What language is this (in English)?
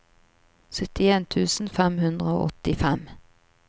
Norwegian